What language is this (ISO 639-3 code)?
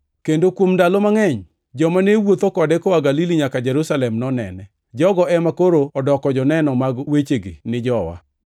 luo